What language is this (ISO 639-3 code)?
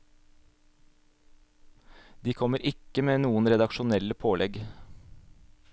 nor